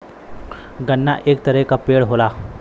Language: Bhojpuri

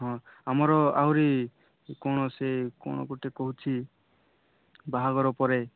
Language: Odia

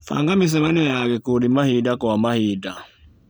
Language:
Kikuyu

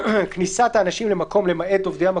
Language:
Hebrew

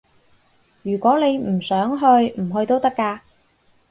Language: Cantonese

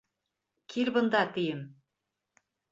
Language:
Bashkir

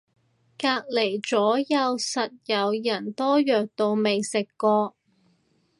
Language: Cantonese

